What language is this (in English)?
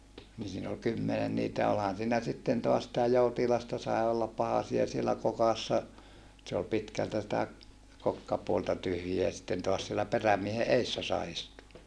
Finnish